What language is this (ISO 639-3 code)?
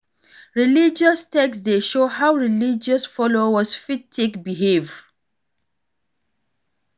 pcm